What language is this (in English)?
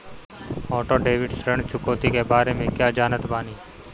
Bhojpuri